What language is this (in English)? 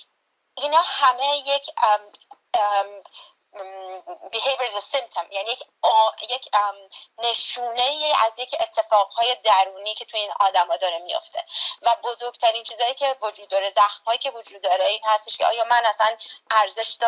Persian